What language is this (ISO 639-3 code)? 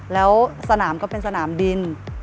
tha